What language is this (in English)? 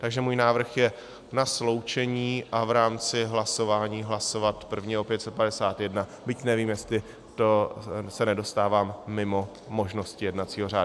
Czech